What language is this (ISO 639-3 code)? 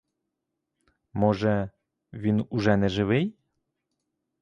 ukr